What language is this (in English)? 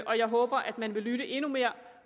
Danish